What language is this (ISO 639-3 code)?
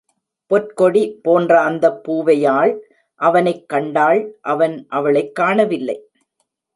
tam